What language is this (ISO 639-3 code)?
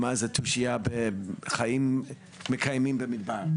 heb